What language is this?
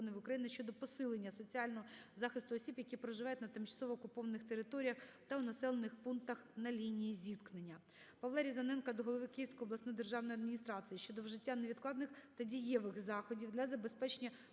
Ukrainian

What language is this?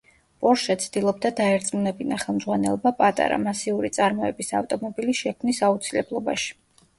Georgian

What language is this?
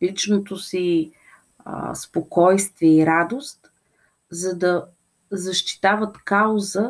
Bulgarian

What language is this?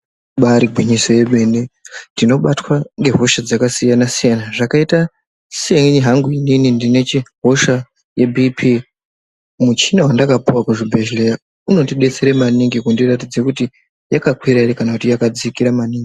Ndau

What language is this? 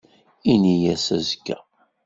Kabyle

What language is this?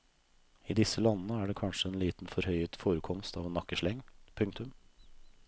Norwegian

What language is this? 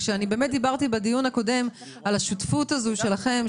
Hebrew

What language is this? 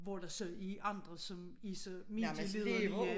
Danish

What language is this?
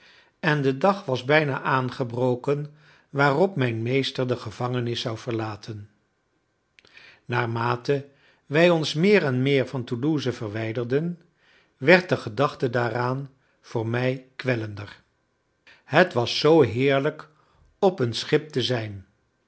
Dutch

